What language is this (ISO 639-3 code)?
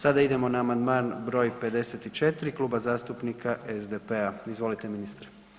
hrv